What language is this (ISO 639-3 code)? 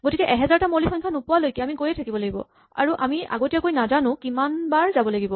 asm